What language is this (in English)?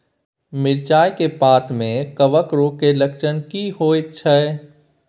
Maithili